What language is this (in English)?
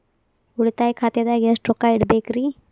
Kannada